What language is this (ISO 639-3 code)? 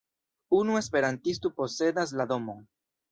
epo